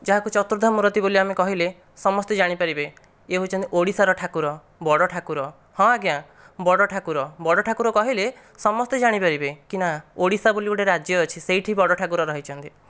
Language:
Odia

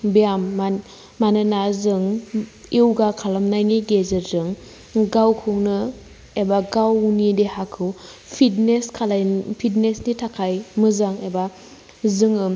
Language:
Bodo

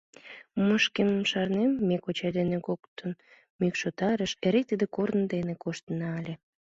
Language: Mari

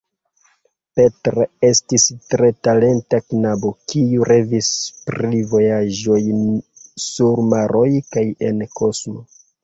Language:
Esperanto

